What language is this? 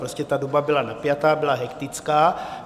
Czech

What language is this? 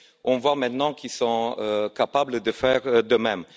French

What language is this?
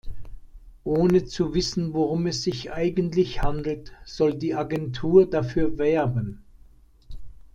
German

